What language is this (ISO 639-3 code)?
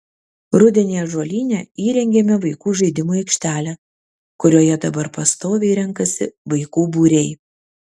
lit